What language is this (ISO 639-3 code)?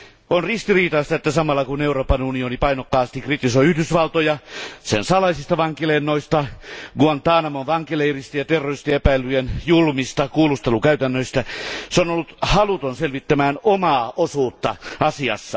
fin